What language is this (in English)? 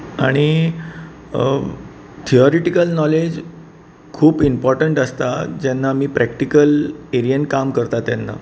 Konkani